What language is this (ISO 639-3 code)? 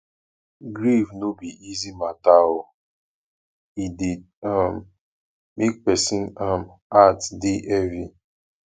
pcm